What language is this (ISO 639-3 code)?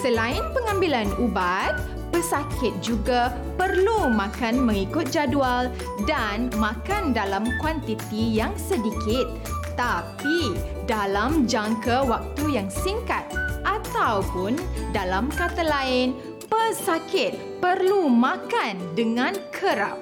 msa